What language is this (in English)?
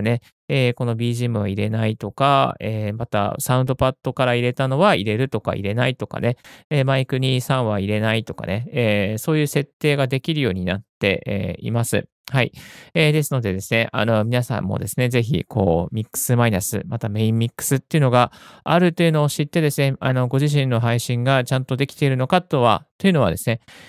Japanese